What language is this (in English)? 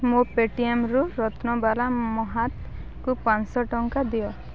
Odia